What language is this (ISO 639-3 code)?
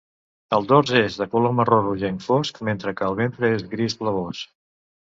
cat